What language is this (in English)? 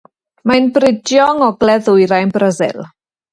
Welsh